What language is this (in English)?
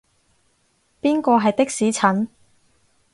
Cantonese